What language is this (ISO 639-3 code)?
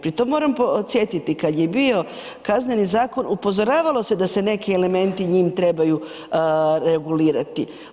hrv